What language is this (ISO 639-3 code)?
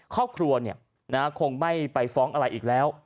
tha